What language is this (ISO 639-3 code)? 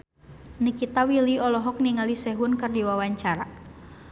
sun